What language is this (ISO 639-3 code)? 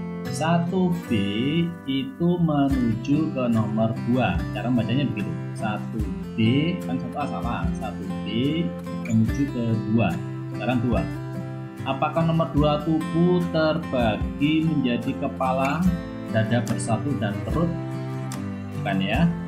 ind